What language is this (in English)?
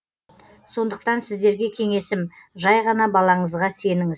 Kazakh